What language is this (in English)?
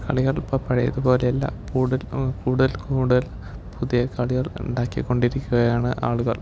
Malayalam